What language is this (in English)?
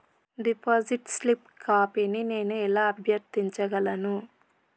Telugu